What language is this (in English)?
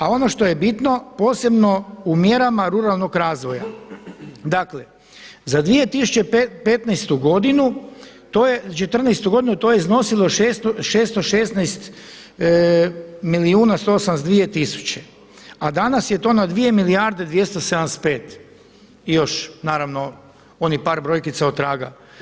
Croatian